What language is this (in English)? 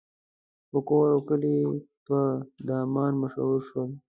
Pashto